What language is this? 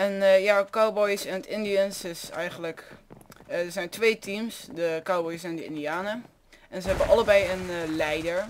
Dutch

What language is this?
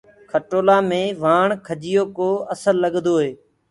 Gurgula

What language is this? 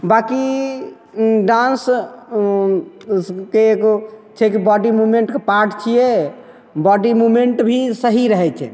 Maithili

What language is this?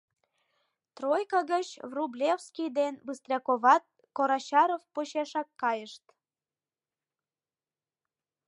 Mari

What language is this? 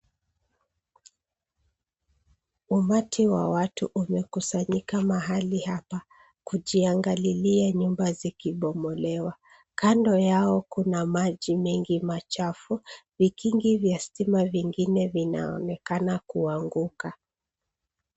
Swahili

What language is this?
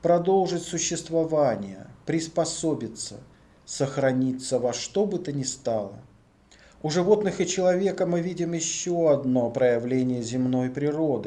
Russian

